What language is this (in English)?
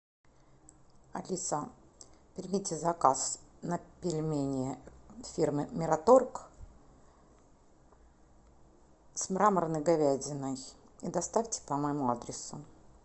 Russian